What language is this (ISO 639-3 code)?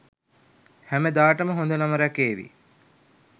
sin